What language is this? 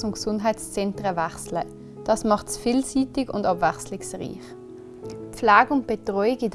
German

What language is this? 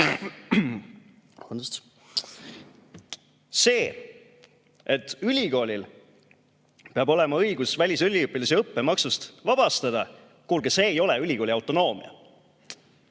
Estonian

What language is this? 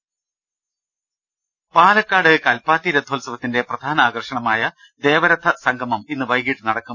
Malayalam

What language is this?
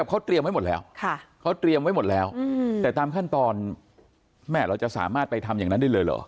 Thai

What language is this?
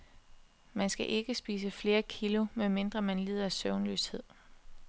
Danish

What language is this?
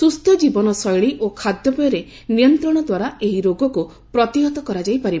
Odia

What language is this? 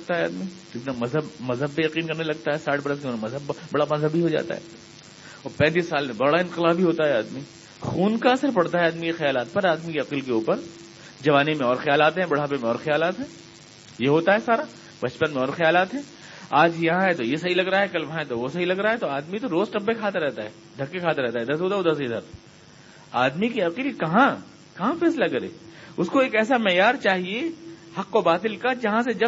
Urdu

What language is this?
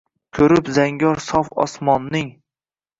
Uzbek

